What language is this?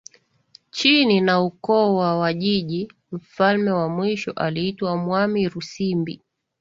Swahili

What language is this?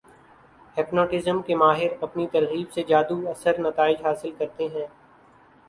Urdu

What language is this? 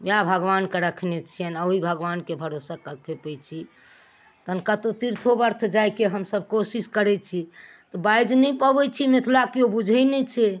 Maithili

